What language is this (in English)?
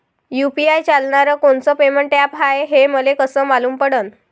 Marathi